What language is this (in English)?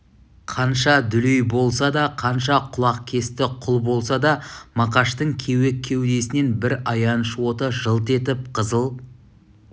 Kazakh